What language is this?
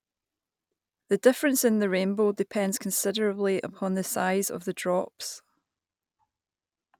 English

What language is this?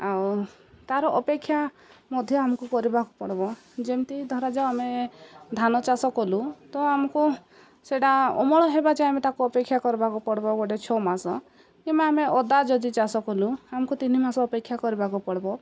Odia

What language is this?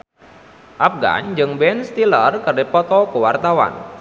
Sundanese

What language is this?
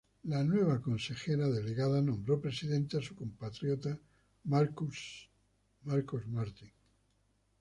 Spanish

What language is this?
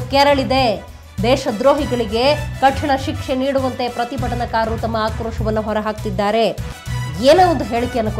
Russian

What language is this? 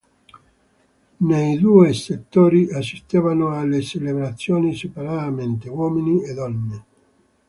Italian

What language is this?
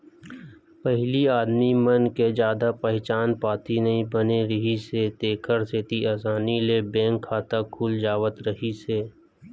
Chhattisgarhi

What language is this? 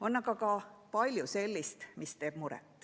Estonian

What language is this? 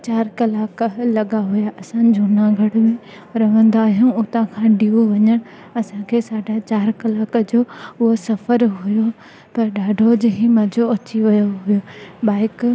Sindhi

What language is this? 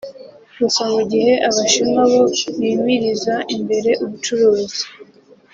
Kinyarwanda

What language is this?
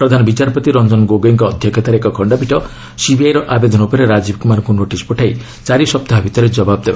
Odia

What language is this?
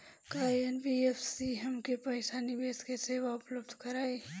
Bhojpuri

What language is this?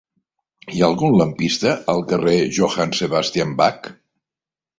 Catalan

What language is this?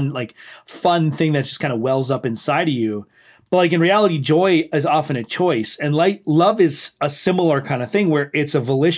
English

